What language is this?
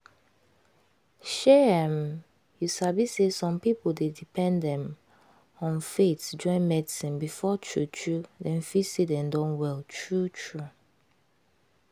Nigerian Pidgin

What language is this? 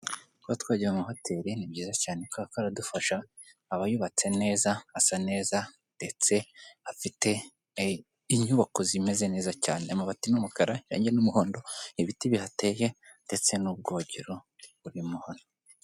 Kinyarwanda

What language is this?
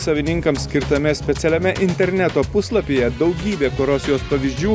Lithuanian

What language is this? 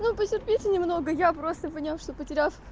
Russian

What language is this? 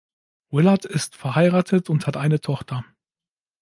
German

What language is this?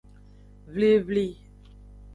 Aja (Benin)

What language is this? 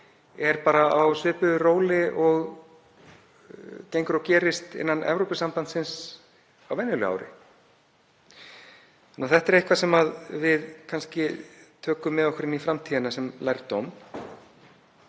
Icelandic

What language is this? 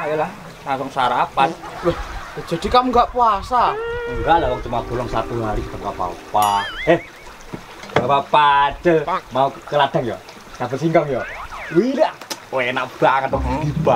Indonesian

